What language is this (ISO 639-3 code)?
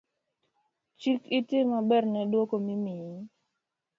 luo